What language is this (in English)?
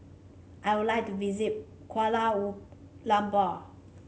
English